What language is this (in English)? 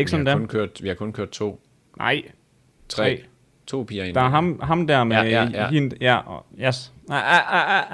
Danish